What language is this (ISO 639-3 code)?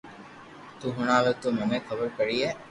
lrk